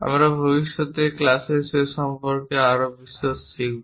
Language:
Bangla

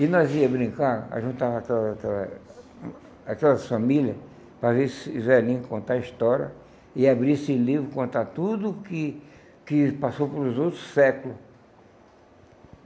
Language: Portuguese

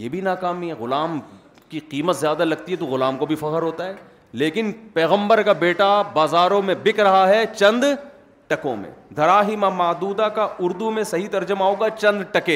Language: Urdu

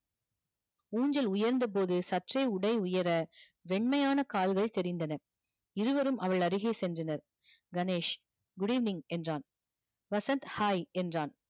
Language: Tamil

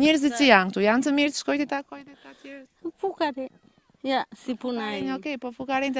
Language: Romanian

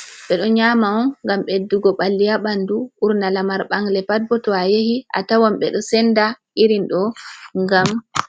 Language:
Fula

